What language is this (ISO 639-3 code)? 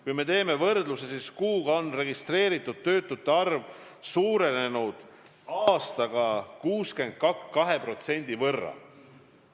est